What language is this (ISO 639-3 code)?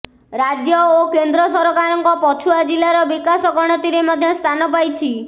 ori